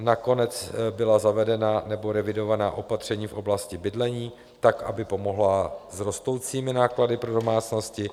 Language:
Czech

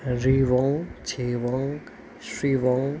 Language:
Nepali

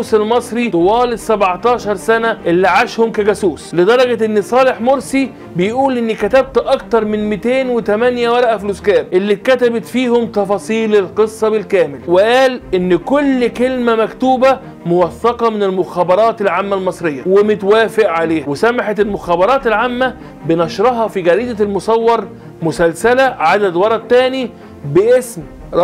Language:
Arabic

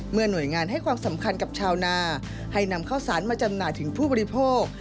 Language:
Thai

